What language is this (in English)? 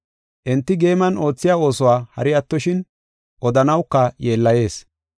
Gofa